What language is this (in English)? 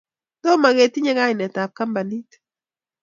Kalenjin